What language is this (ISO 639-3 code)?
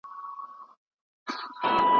pus